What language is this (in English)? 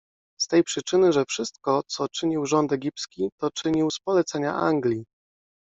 Polish